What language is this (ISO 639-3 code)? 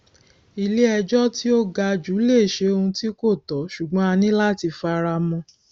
yor